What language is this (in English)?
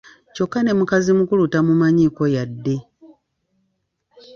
Ganda